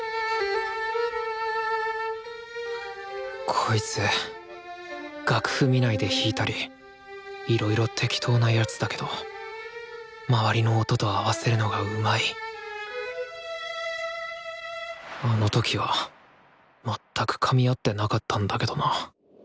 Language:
Japanese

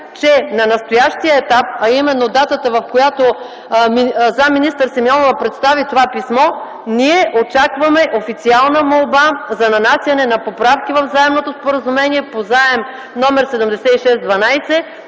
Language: Bulgarian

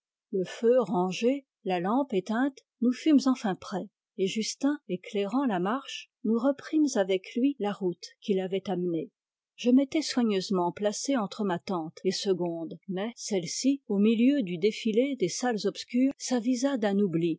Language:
French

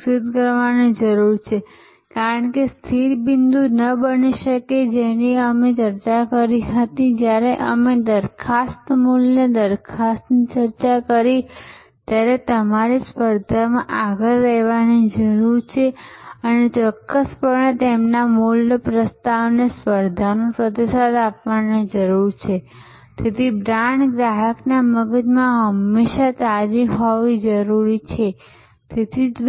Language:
Gujarati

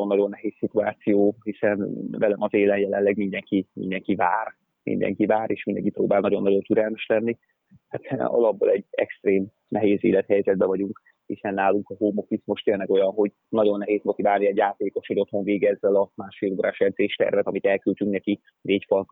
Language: Hungarian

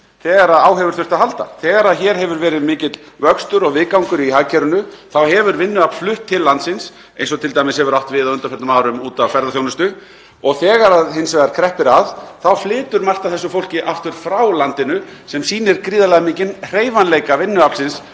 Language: Icelandic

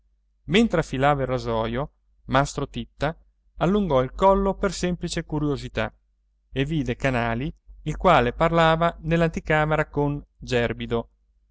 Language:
Italian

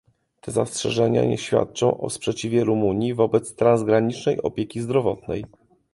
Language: Polish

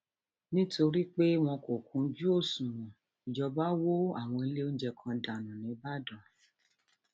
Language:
Yoruba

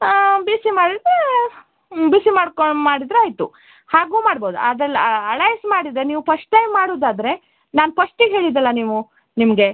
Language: Kannada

